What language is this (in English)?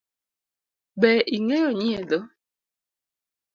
Luo (Kenya and Tanzania)